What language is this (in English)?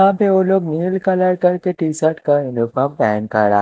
Hindi